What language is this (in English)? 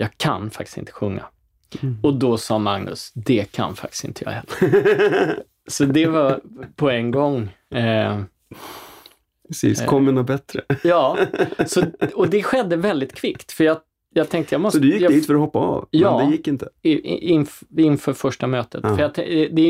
Swedish